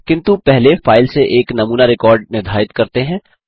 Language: Hindi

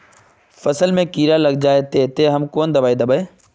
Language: Magahi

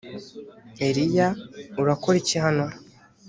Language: Kinyarwanda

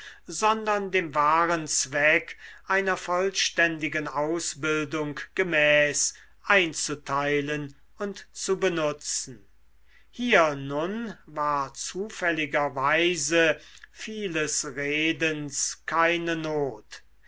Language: German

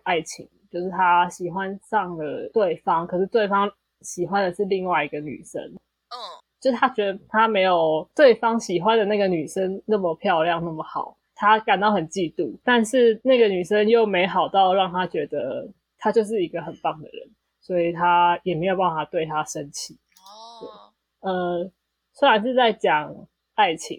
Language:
Chinese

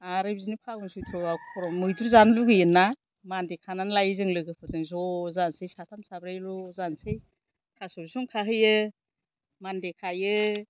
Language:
Bodo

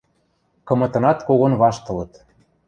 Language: Western Mari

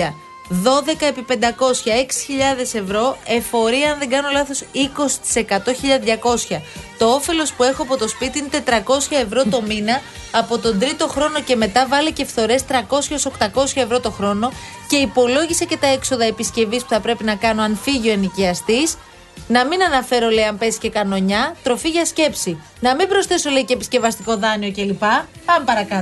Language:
Greek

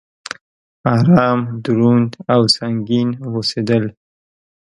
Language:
Pashto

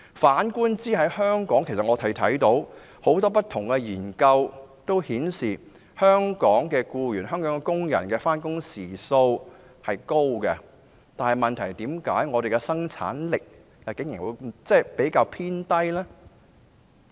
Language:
Cantonese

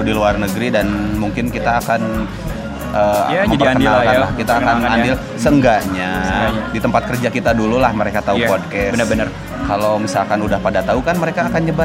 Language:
Indonesian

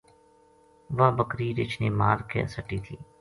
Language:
Gujari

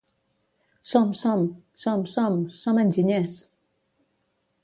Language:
Catalan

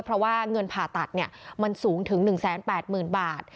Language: Thai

